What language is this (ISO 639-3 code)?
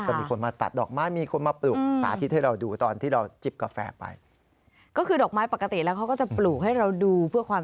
tha